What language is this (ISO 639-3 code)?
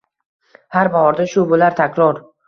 uzb